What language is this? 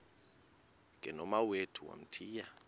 Xhosa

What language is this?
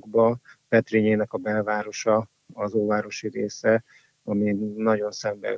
Hungarian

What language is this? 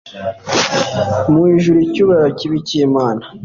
Kinyarwanda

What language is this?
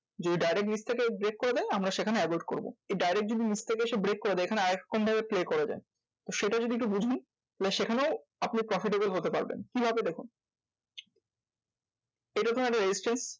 Bangla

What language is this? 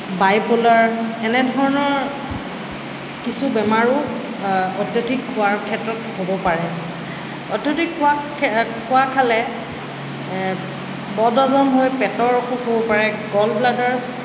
Assamese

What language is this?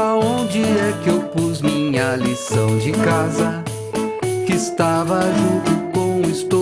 Portuguese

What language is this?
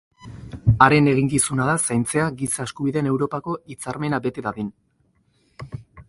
Basque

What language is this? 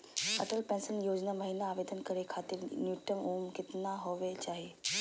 Magahi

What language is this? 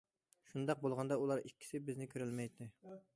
Uyghur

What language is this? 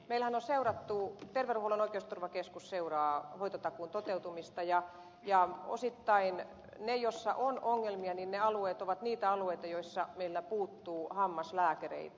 Finnish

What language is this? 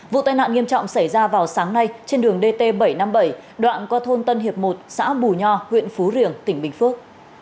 Vietnamese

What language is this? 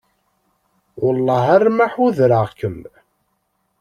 Kabyle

